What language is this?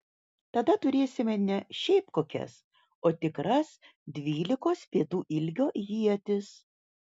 Lithuanian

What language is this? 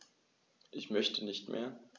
German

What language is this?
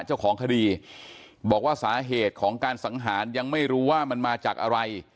Thai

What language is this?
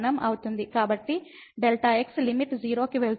Telugu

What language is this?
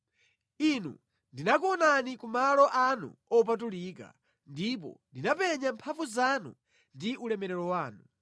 Nyanja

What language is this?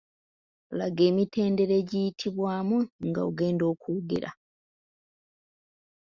Ganda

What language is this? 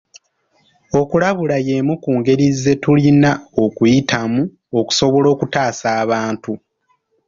Ganda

